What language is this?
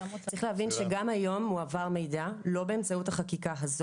Hebrew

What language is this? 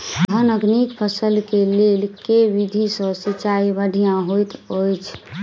Maithili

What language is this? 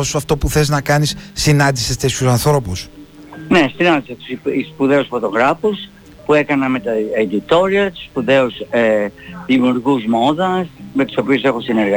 Greek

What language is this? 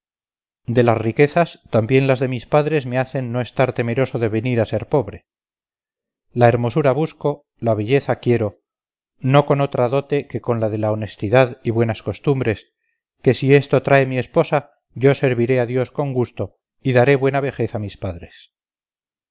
Spanish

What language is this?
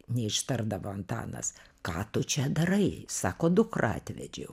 Lithuanian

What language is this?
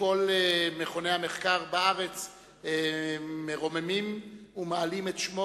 Hebrew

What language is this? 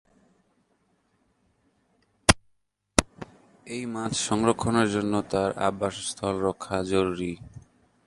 Bangla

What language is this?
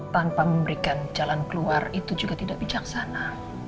Indonesian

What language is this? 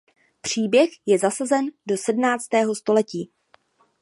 Czech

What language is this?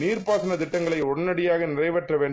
Tamil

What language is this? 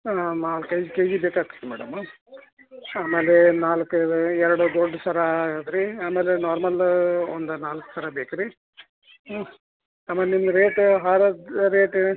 Kannada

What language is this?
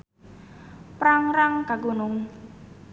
Sundanese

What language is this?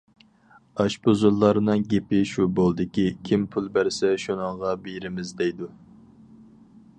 Uyghur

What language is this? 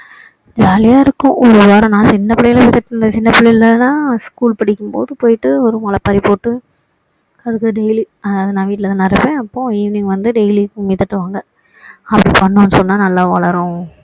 Tamil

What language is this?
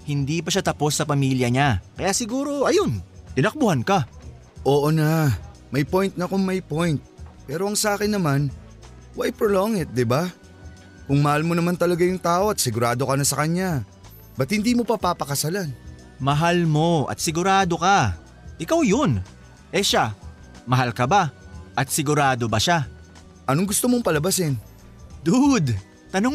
Filipino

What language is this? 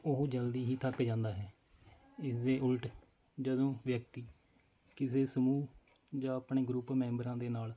Punjabi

